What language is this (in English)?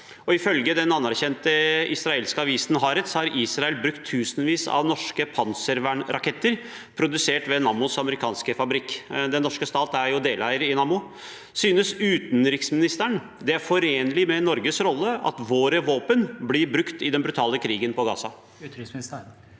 Norwegian